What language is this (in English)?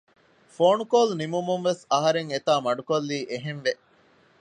Divehi